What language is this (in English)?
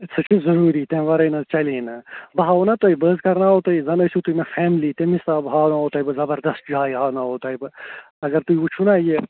Kashmiri